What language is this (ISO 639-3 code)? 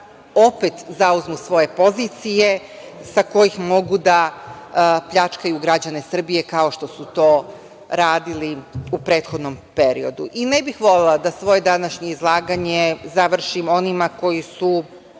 srp